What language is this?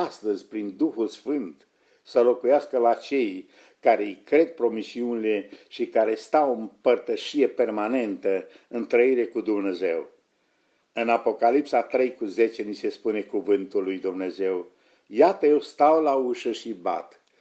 Romanian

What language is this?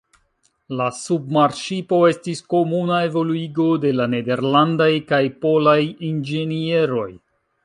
Esperanto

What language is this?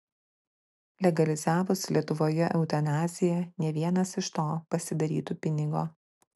Lithuanian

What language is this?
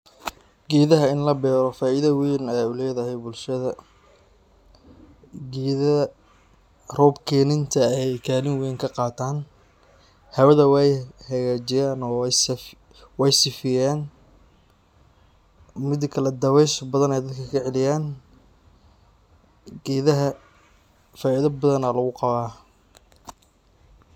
Somali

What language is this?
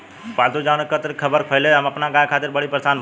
Bhojpuri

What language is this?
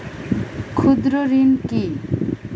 Bangla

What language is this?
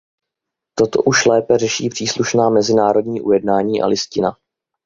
Czech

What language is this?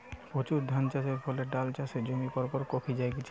Bangla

